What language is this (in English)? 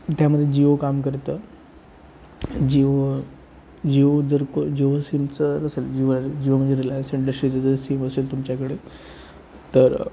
Marathi